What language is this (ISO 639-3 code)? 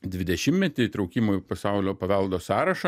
lit